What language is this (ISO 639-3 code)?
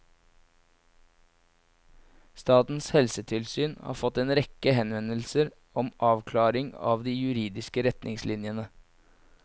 nor